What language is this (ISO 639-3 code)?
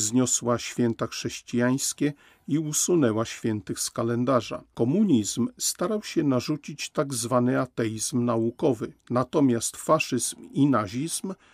pol